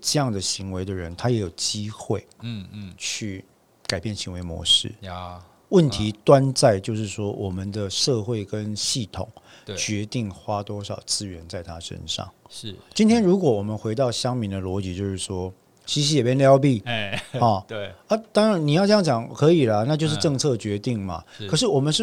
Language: Chinese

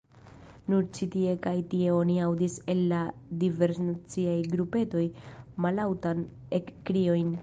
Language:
Esperanto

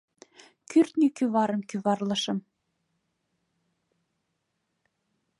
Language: Mari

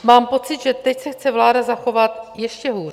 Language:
Czech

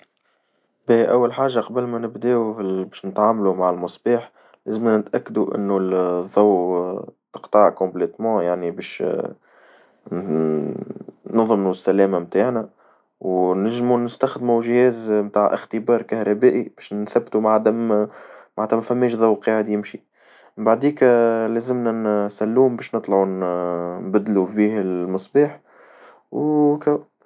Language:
Tunisian Arabic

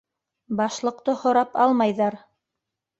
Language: Bashkir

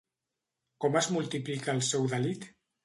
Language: Catalan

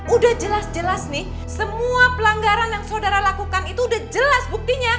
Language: Indonesian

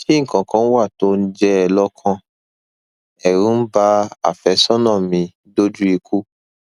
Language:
Yoruba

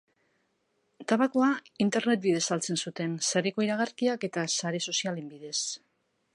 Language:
Basque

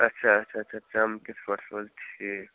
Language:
Kashmiri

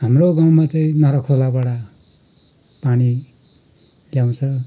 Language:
Nepali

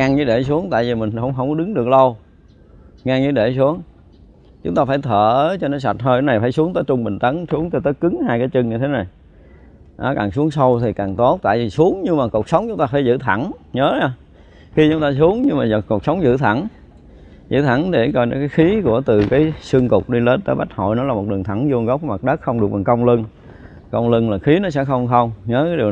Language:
Vietnamese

